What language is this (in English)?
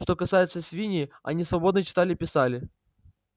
Russian